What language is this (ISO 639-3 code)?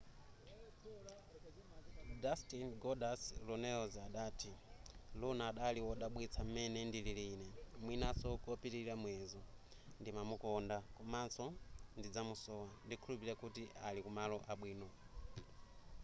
nya